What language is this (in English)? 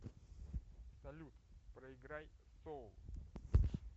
Russian